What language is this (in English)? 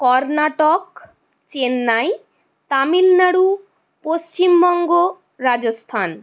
Bangla